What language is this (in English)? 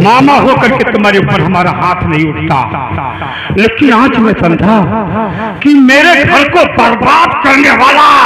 Hindi